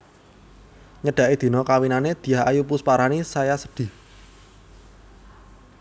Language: Javanese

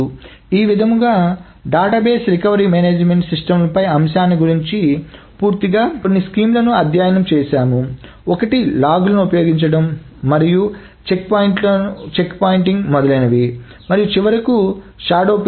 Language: Telugu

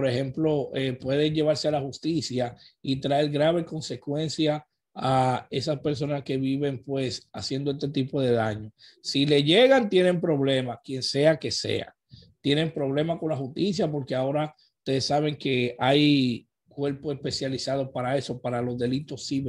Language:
Spanish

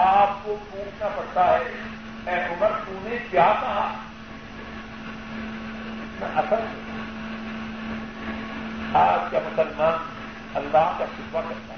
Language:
Urdu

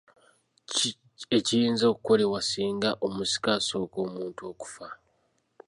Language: Ganda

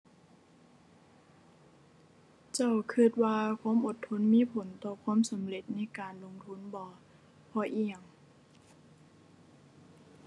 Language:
Thai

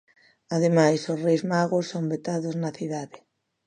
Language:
Galician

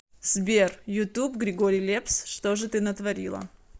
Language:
Russian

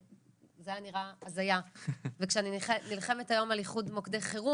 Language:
Hebrew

